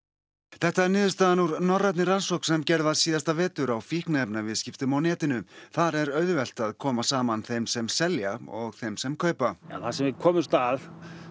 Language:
Icelandic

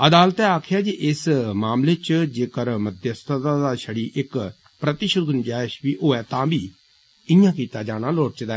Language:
Dogri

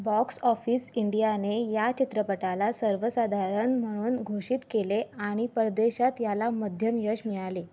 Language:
Marathi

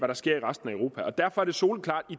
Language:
Danish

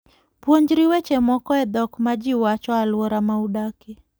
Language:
Luo (Kenya and Tanzania)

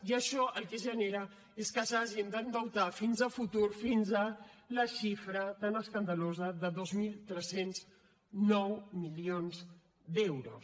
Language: Catalan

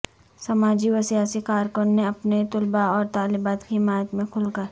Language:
Urdu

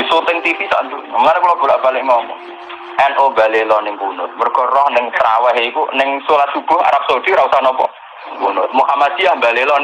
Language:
Indonesian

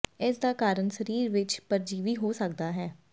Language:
Punjabi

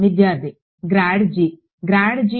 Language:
Telugu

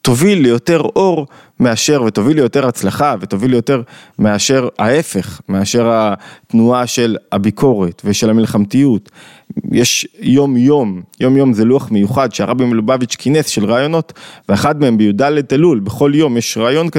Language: Hebrew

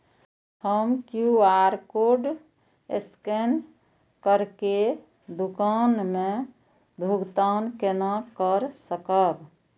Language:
Maithili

